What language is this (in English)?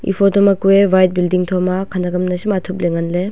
Wancho Naga